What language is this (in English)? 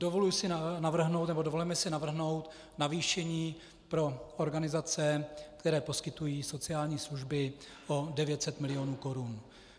Czech